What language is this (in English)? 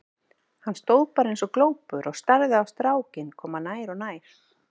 Icelandic